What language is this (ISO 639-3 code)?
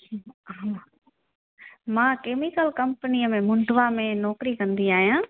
snd